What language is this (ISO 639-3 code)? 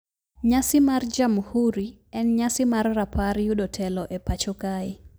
luo